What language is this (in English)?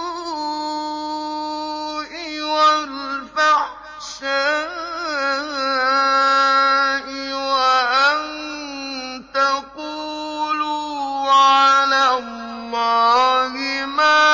Arabic